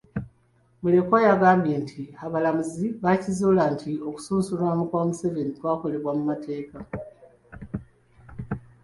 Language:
Ganda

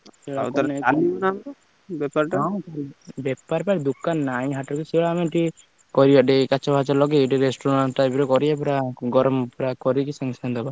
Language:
Odia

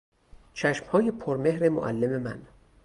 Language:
Persian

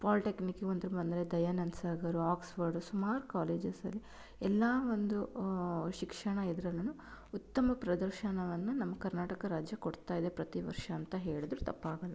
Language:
Kannada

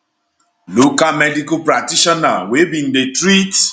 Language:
Nigerian Pidgin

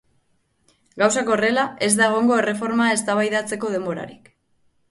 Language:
Basque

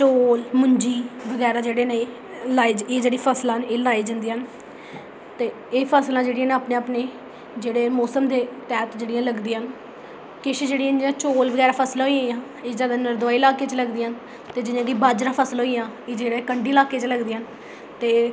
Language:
Dogri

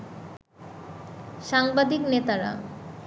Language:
Bangla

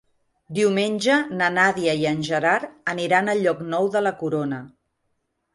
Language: Catalan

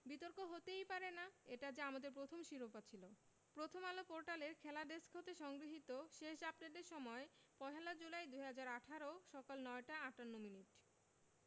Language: Bangla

